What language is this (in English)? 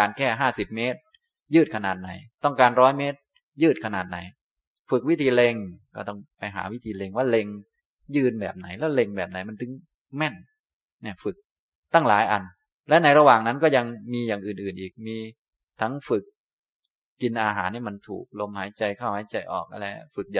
Thai